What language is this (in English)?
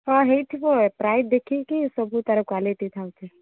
Odia